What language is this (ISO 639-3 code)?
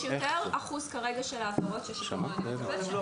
heb